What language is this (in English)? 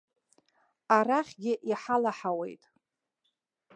Abkhazian